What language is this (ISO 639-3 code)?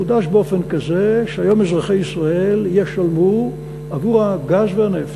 heb